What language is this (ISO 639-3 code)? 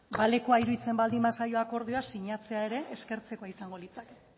eus